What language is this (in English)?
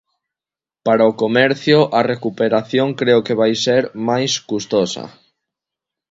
Galician